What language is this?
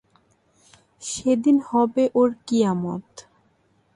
Bangla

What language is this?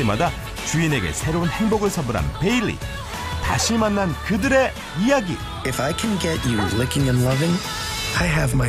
Korean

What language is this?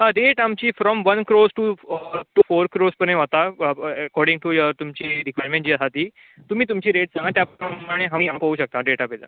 Konkani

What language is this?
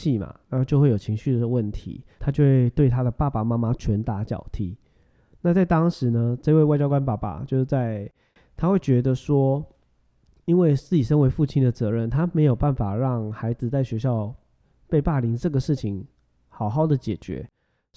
Chinese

